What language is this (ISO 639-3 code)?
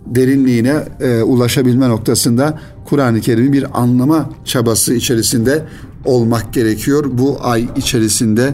tur